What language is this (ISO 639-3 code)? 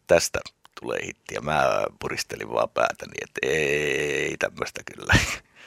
fin